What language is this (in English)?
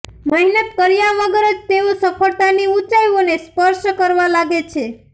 Gujarati